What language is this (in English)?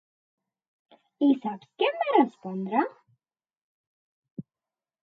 Catalan